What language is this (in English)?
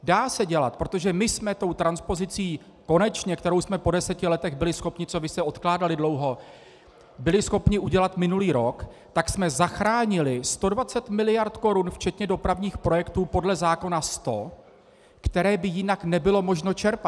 Czech